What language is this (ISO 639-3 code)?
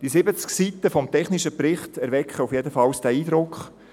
gsw